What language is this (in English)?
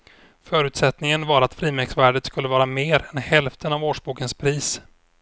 Swedish